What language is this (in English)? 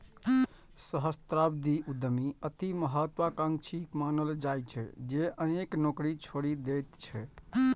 Maithili